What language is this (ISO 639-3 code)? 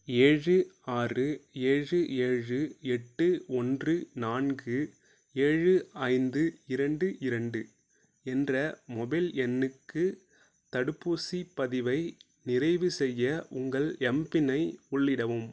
tam